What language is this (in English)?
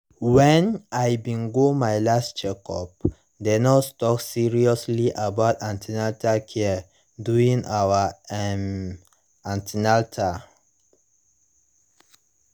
Nigerian Pidgin